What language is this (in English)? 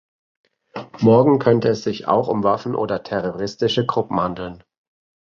German